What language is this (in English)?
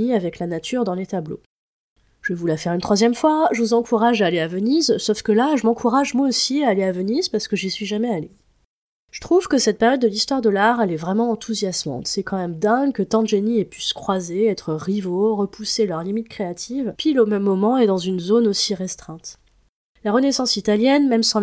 French